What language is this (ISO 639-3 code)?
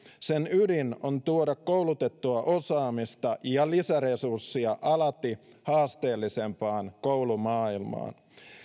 fin